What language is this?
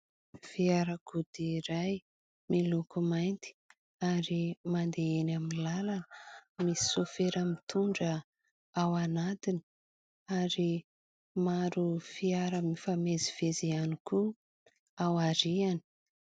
Malagasy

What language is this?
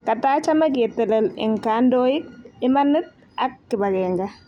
Kalenjin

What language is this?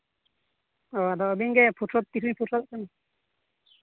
Santali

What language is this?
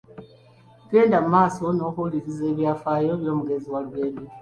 Ganda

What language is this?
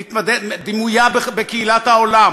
Hebrew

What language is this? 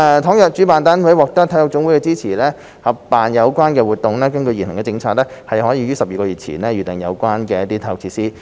Cantonese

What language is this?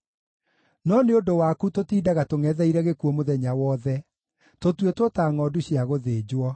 Kikuyu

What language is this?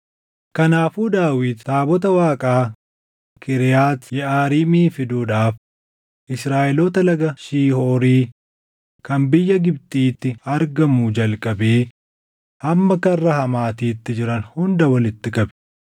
Oromo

